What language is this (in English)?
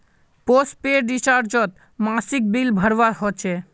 Magahi